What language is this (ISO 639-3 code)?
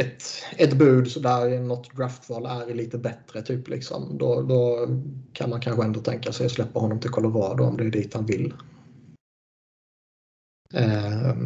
swe